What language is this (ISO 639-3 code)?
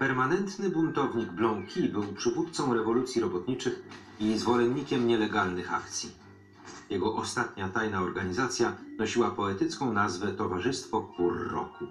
pol